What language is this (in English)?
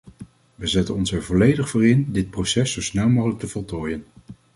Dutch